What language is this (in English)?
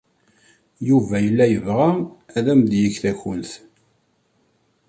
Kabyle